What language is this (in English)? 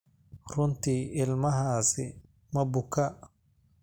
Somali